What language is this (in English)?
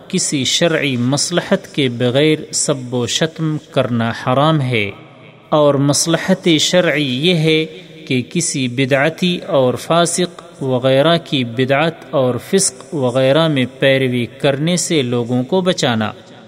Urdu